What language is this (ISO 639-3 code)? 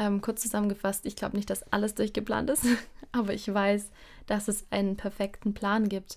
deu